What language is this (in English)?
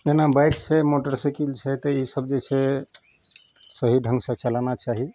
Maithili